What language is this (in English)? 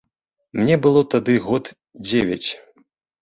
Belarusian